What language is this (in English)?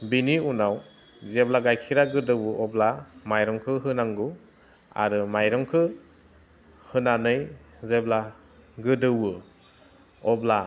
Bodo